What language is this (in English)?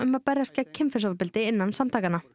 Icelandic